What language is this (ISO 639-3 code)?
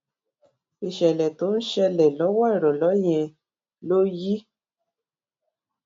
yor